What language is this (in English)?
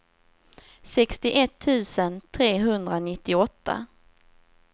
Swedish